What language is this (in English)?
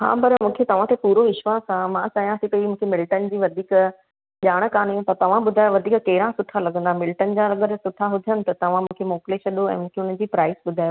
Sindhi